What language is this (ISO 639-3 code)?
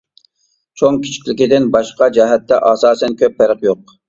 uig